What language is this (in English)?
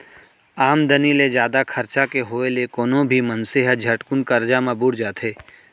Chhattisgarhi